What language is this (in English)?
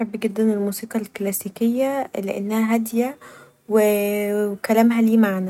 Egyptian Arabic